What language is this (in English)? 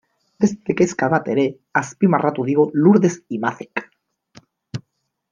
Basque